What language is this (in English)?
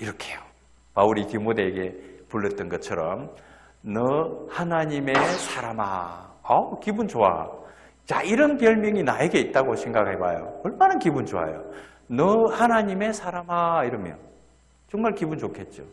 Korean